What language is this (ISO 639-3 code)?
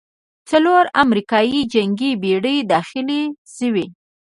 pus